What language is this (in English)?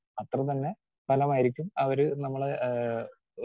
Malayalam